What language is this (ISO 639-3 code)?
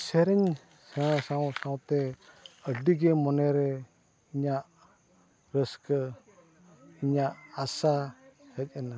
sat